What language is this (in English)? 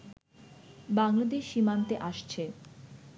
Bangla